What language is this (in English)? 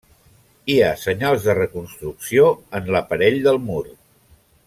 Catalan